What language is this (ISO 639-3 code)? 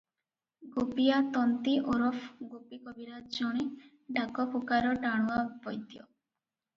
ori